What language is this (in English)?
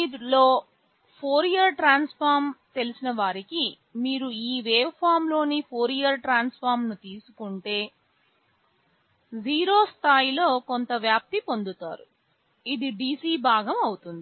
Telugu